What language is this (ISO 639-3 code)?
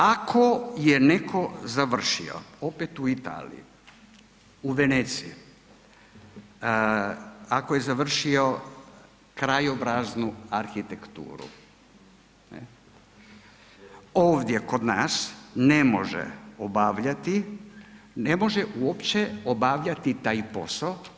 hrv